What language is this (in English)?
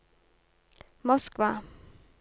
Norwegian